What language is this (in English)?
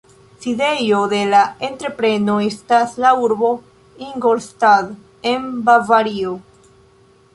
Esperanto